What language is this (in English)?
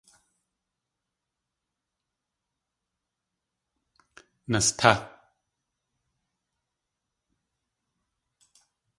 Tlingit